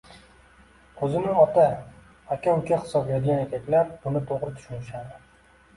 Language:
Uzbek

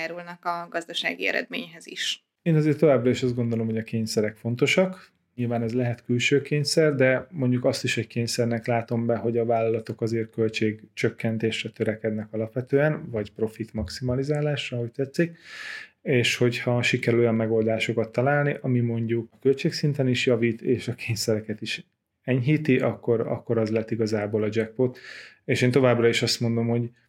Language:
Hungarian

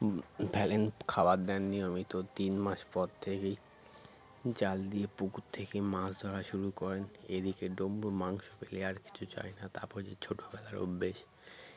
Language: Bangla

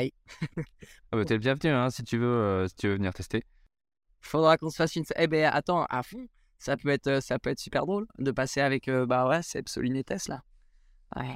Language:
French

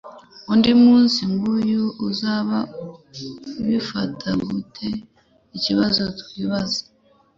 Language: Kinyarwanda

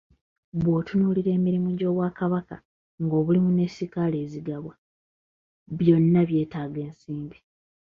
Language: Ganda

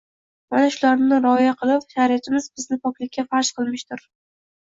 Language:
Uzbek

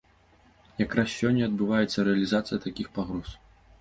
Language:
Belarusian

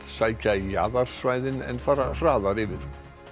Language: Icelandic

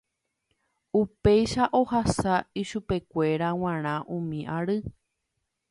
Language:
Guarani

